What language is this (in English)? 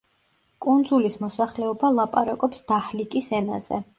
Georgian